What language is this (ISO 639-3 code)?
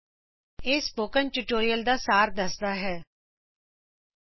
pan